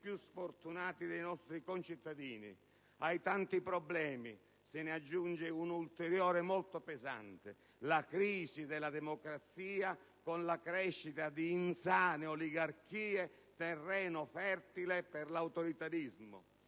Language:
Italian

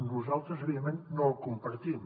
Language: Catalan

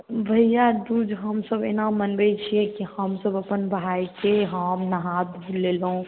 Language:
Maithili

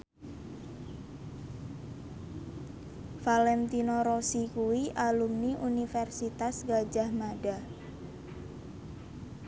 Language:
Javanese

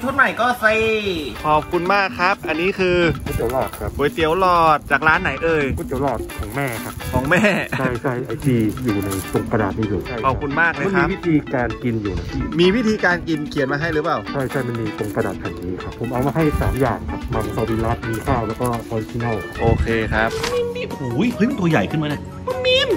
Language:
Thai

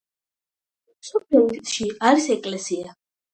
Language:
Georgian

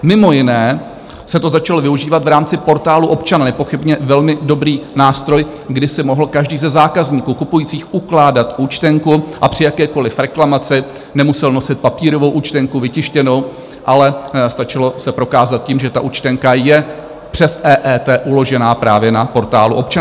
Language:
Czech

